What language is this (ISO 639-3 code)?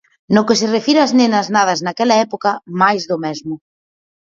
glg